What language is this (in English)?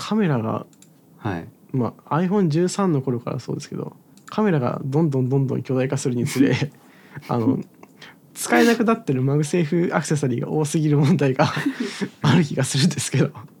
Japanese